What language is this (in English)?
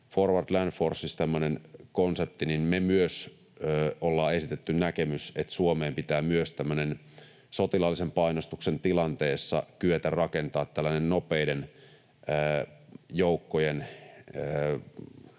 Finnish